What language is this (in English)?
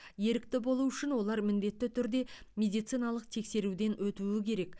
Kazakh